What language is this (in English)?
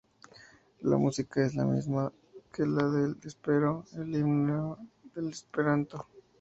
Spanish